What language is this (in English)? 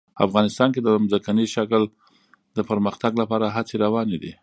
Pashto